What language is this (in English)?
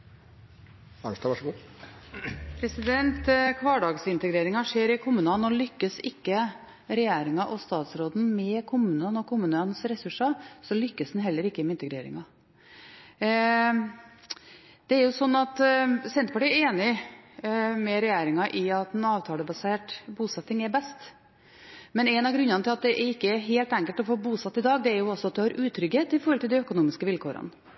Norwegian Bokmål